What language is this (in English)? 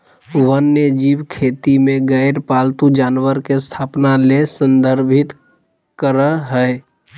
Magahi